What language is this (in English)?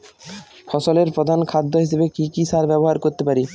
Bangla